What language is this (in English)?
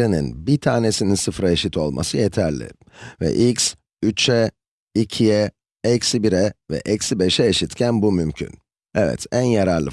Turkish